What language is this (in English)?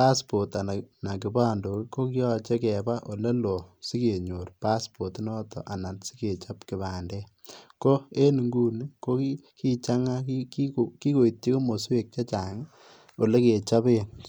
Kalenjin